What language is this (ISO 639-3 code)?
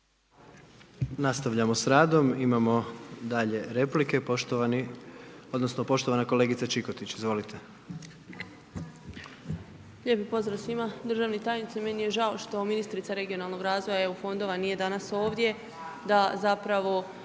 hrv